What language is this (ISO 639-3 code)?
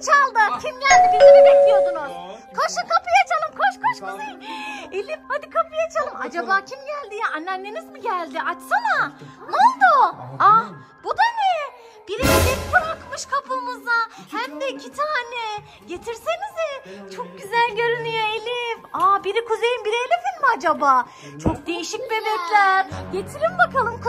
tur